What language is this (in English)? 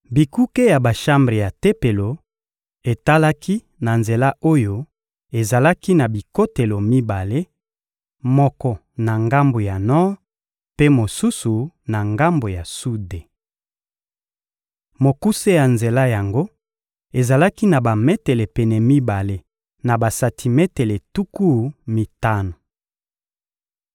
Lingala